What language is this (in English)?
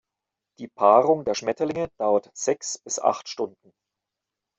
German